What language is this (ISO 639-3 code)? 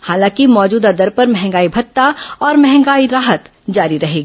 hin